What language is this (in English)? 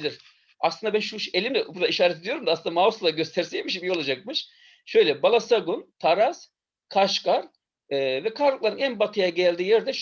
Turkish